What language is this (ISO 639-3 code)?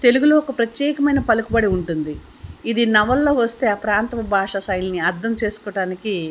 tel